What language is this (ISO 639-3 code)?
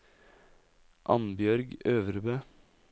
nor